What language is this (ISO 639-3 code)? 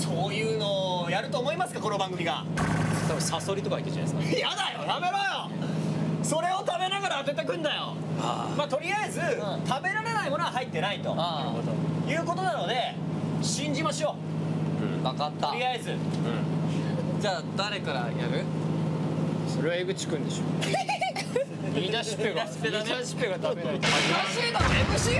jpn